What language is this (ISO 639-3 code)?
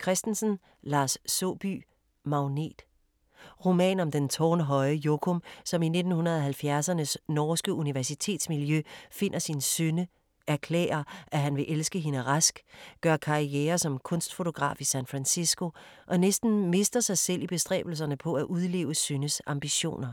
dan